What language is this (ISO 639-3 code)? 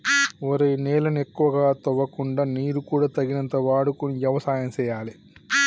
tel